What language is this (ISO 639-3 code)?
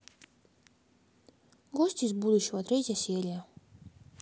rus